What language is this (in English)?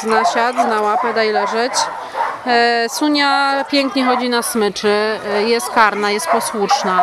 Polish